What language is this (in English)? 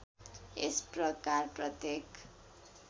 Nepali